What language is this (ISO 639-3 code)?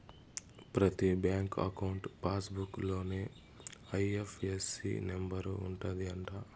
tel